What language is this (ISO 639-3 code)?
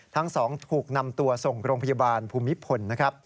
tha